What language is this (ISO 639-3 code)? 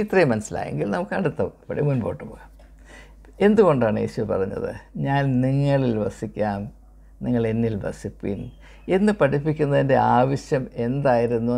mal